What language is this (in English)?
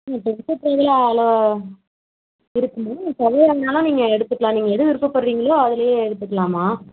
Tamil